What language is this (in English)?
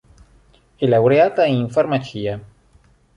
Italian